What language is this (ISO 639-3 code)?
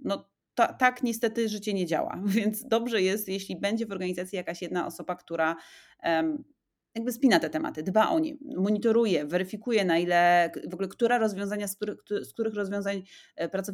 pol